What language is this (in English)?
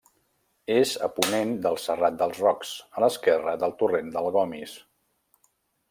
Catalan